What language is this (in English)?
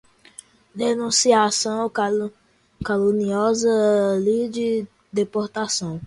Portuguese